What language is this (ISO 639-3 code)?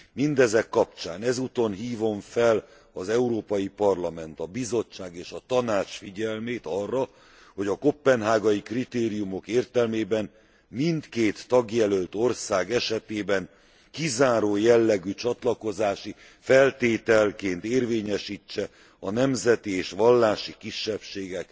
hun